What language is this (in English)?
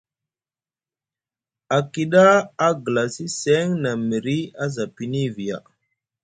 Musgu